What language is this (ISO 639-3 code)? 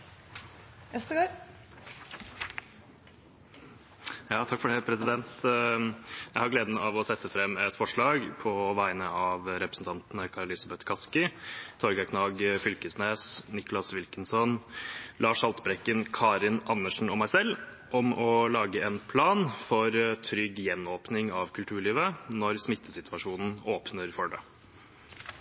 nob